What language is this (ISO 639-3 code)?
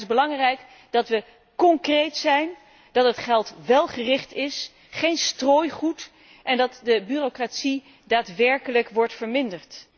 nld